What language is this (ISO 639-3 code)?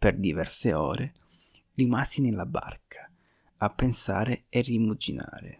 ita